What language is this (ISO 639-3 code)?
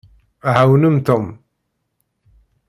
kab